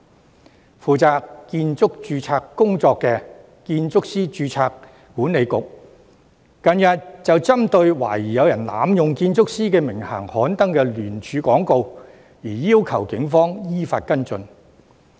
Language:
Cantonese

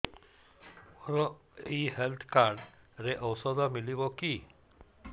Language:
Odia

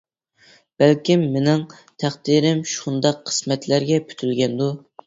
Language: Uyghur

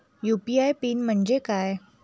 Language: Marathi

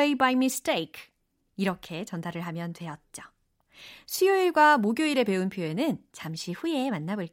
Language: Korean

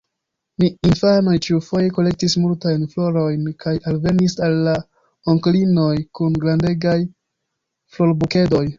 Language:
Esperanto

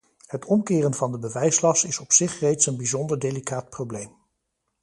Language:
Dutch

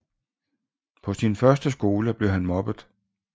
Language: Danish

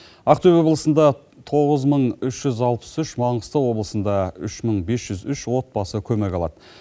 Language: Kazakh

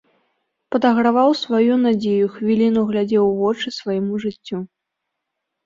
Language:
Belarusian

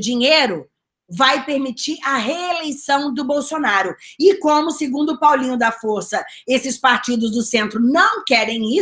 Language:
Portuguese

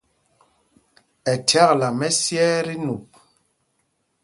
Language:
Mpumpong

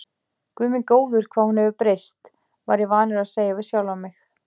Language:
Icelandic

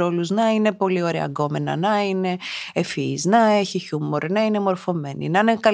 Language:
Greek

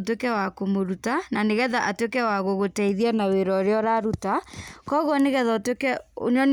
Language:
Kikuyu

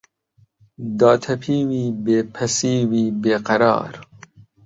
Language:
Central Kurdish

